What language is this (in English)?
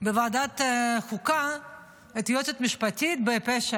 Hebrew